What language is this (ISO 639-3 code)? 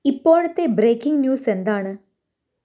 mal